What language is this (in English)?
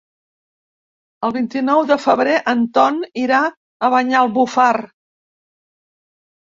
Catalan